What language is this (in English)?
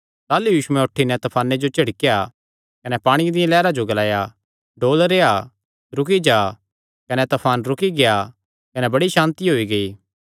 Kangri